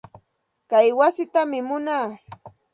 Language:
Santa Ana de Tusi Pasco Quechua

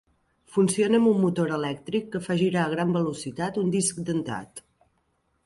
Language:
Catalan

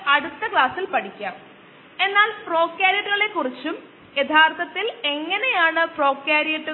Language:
Malayalam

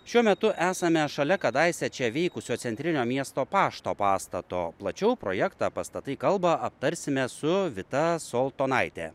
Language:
Lithuanian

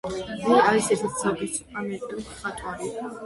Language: Georgian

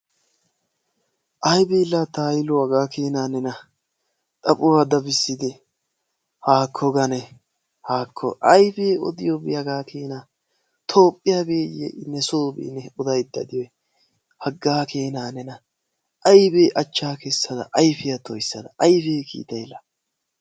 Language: Wolaytta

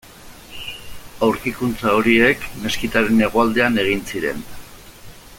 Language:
Basque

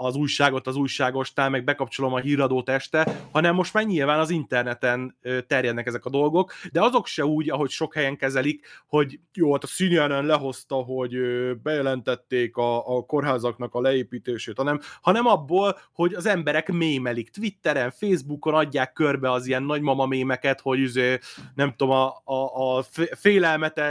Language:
Hungarian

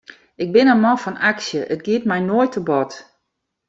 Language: Western Frisian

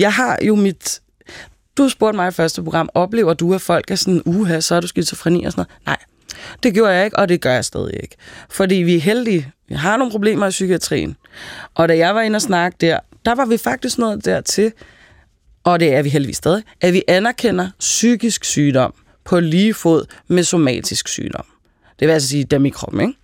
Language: Danish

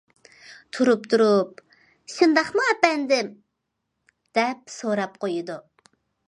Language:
Uyghur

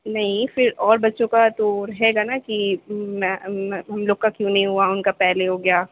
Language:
Urdu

